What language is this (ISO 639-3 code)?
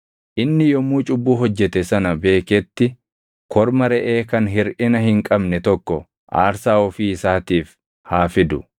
orm